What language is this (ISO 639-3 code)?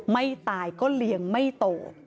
tha